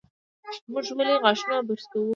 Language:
Pashto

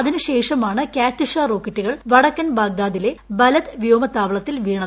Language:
Malayalam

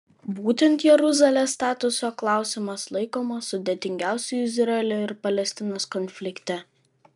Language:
Lithuanian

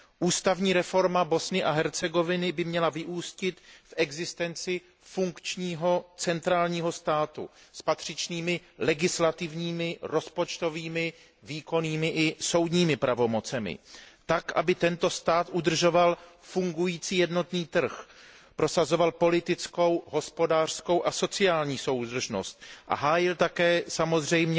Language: Czech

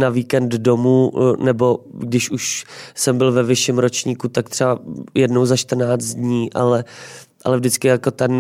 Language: Czech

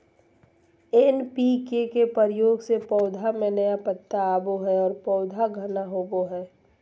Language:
Magahi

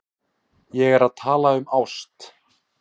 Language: Icelandic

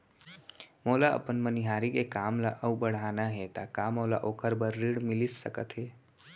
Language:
Chhattisgarhi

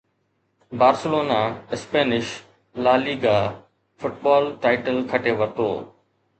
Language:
Sindhi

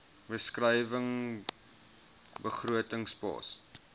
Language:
Afrikaans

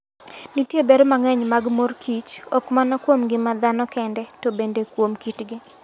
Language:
Luo (Kenya and Tanzania)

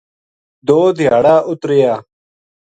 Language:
Gujari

